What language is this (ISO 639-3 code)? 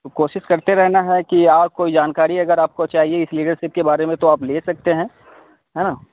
urd